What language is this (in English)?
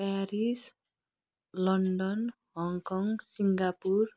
Nepali